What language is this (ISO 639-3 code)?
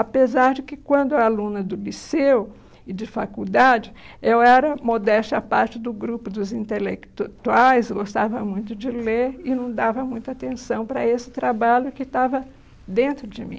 por